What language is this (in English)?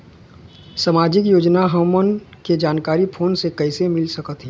Chhattisgarhi